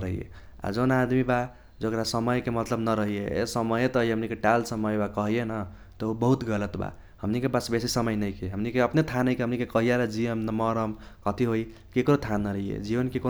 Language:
Kochila Tharu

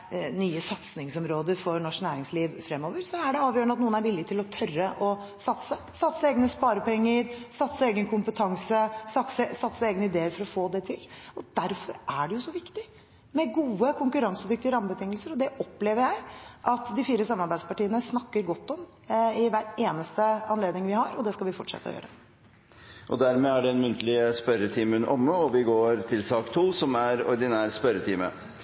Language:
Norwegian Bokmål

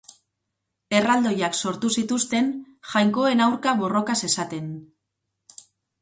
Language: Basque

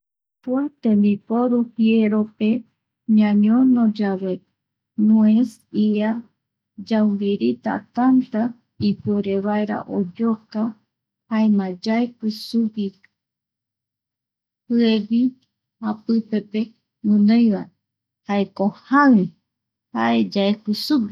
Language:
Eastern Bolivian Guaraní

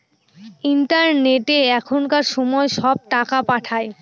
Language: Bangla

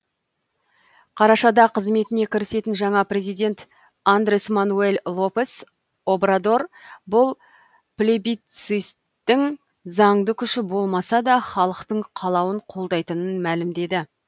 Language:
Kazakh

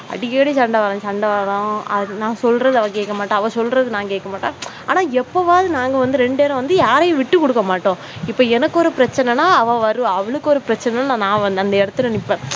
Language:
Tamil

